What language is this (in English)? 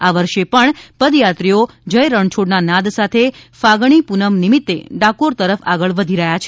Gujarati